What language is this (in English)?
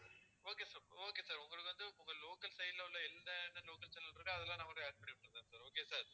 Tamil